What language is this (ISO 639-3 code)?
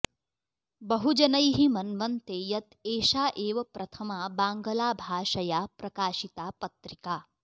san